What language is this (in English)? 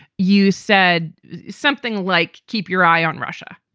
English